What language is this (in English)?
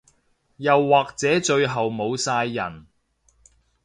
Cantonese